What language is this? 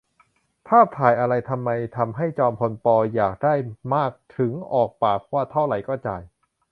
Thai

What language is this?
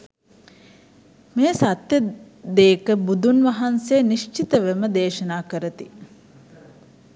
Sinhala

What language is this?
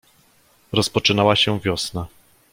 Polish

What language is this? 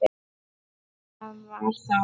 Icelandic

